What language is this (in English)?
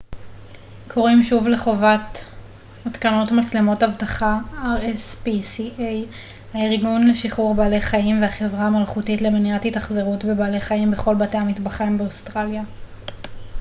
Hebrew